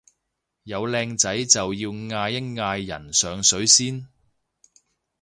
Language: Cantonese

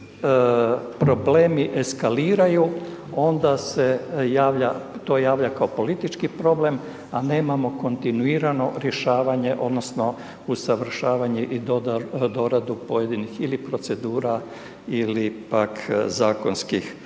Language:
Croatian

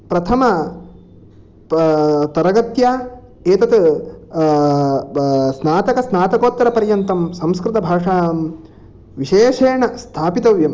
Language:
Sanskrit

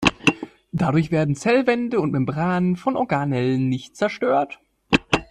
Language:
German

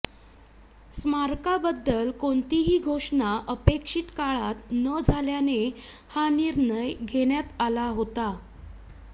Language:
Marathi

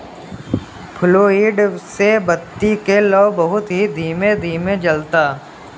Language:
Bhojpuri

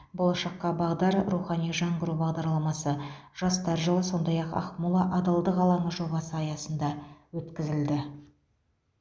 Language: Kazakh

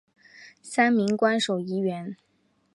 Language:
Chinese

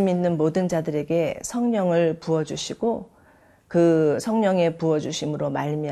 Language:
Korean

